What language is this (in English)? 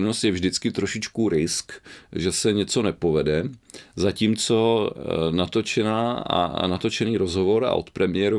Czech